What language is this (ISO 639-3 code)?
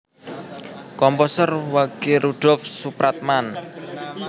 jav